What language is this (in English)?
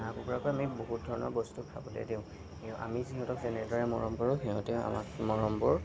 Assamese